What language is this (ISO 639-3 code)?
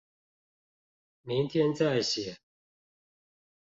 zho